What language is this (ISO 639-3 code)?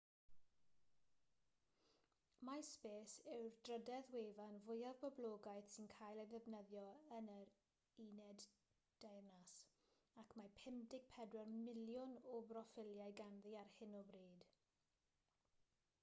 cym